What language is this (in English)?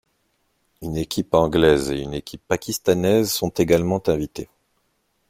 French